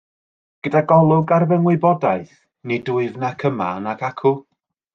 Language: Welsh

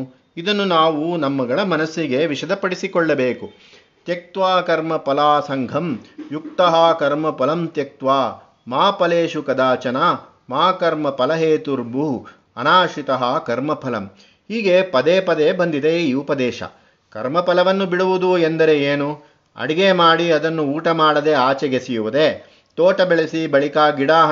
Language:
Kannada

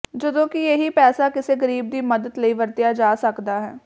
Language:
Punjabi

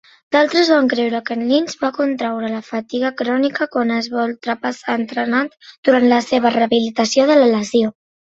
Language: Catalan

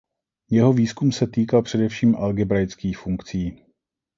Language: Czech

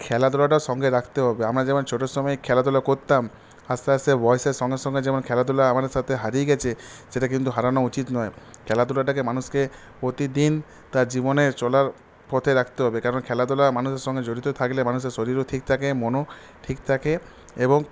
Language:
Bangla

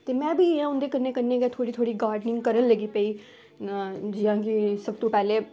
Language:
Dogri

